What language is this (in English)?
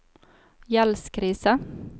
Norwegian